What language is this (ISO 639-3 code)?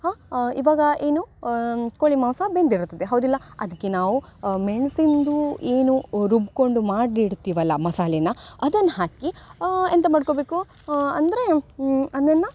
kan